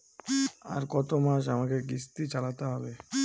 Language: Bangla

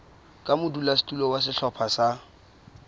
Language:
Southern Sotho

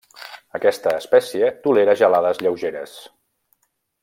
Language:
Catalan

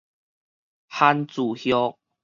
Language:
Min Nan Chinese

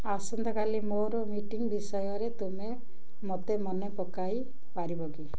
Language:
Odia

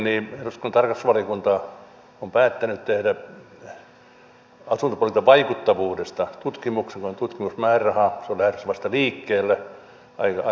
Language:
Finnish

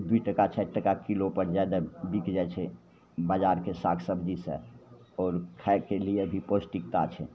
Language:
Maithili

